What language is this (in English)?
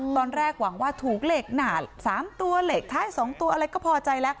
Thai